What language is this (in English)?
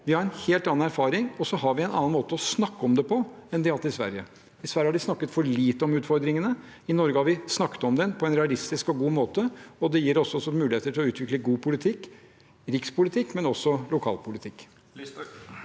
Norwegian